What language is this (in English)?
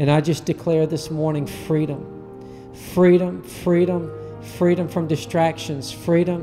English